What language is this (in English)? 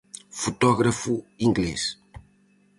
Galician